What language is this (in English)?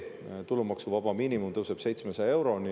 Estonian